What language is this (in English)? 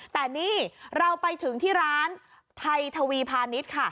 Thai